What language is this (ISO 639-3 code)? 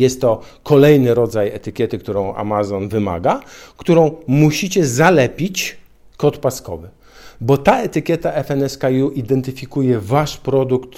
pol